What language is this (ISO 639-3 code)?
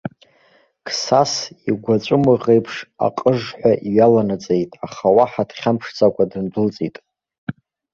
abk